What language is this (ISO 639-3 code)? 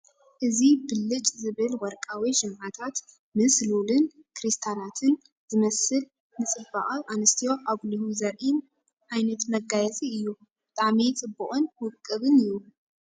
tir